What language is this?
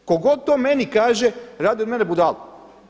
Croatian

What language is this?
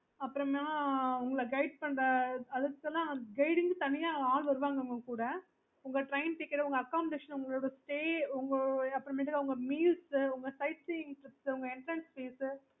Tamil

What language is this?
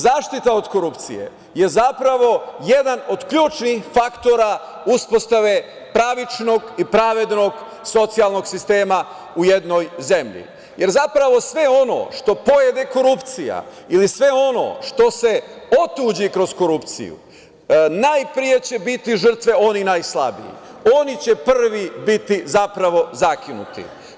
Serbian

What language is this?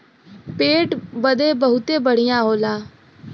Bhojpuri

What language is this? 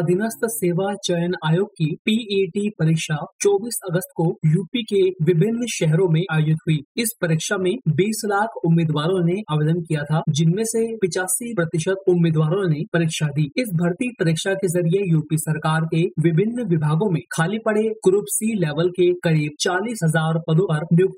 Hindi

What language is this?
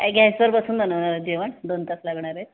Marathi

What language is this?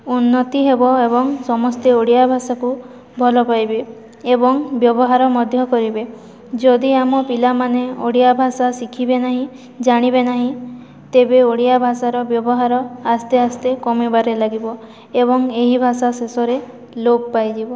Odia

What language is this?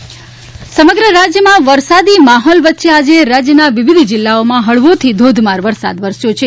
Gujarati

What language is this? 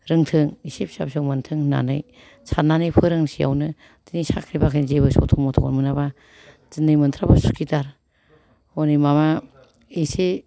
Bodo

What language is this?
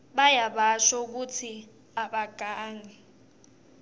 Swati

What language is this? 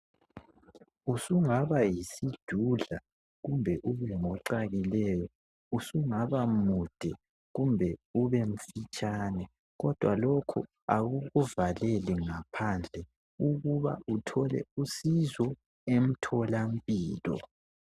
North Ndebele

